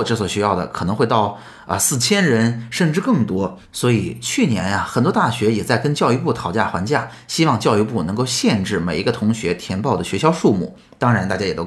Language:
Chinese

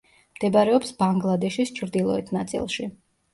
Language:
Georgian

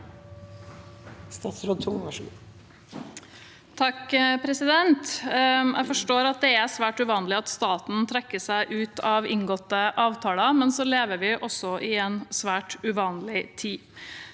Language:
Norwegian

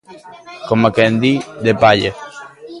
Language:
Galician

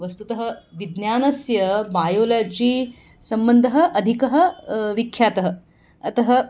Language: Sanskrit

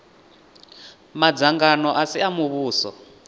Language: Venda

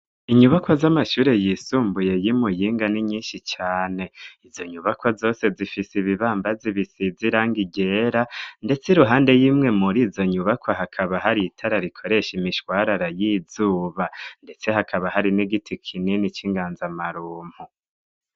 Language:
Rundi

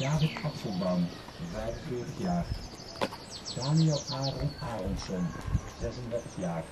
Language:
Dutch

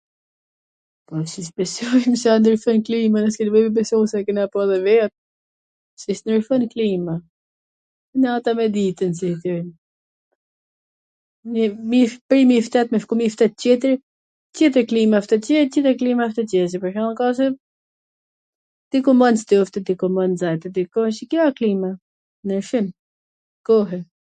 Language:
Gheg Albanian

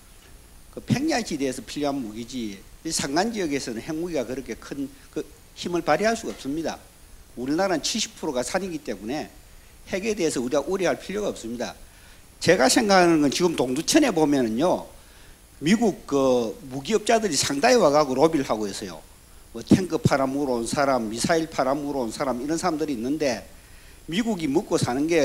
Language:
Korean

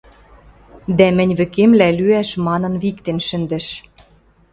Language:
Western Mari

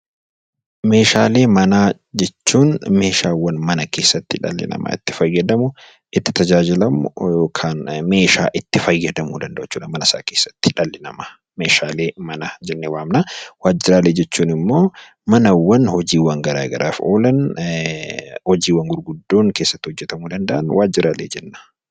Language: Oromo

